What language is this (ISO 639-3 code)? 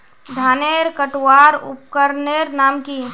mag